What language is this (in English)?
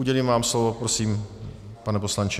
Czech